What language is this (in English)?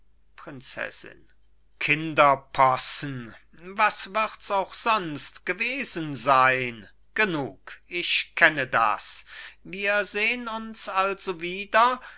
German